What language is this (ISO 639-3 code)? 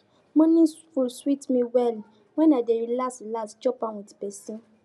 pcm